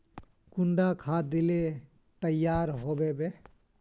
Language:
Magahi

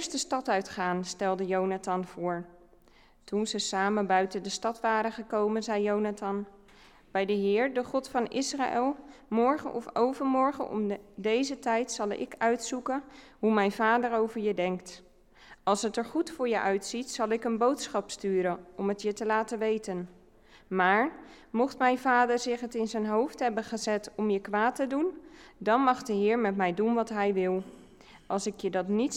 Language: Dutch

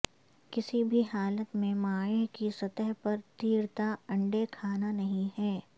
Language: Urdu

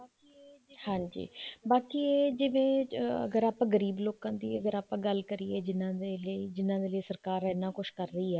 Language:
Punjabi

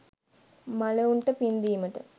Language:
Sinhala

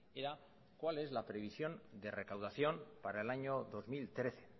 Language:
Spanish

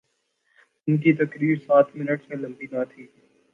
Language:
Urdu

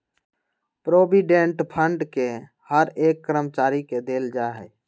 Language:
Magahi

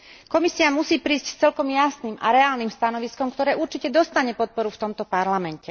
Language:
Slovak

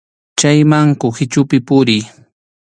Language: Arequipa-La Unión Quechua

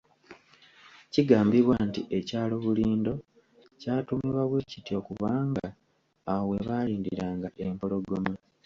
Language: Ganda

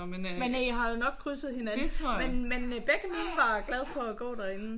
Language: Danish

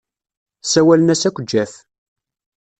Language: Kabyle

